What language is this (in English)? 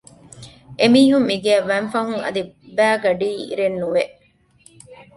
Divehi